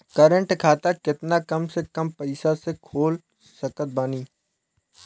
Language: Bhojpuri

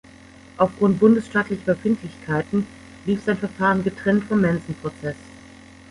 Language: German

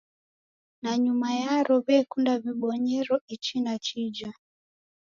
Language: Taita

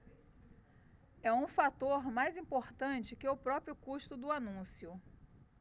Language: Portuguese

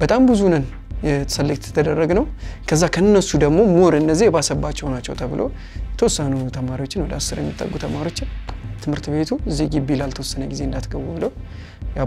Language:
Arabic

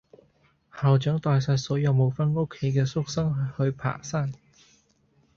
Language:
Cantonese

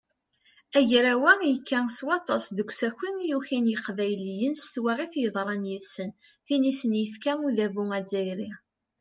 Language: Kabyle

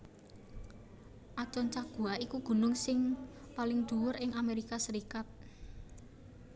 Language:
Javanese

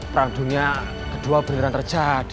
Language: Indonesian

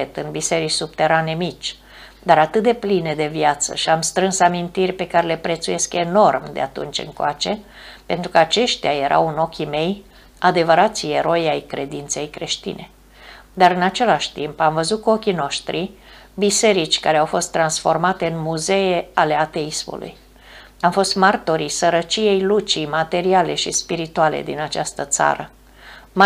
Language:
Romanian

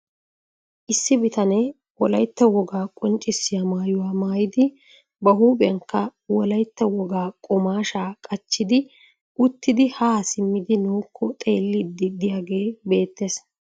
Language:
Wolaytta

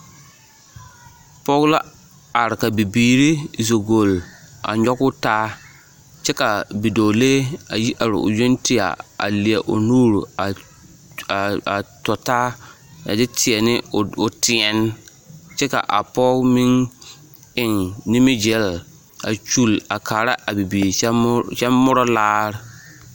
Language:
Southern Dagaare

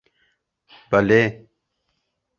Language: Kurdish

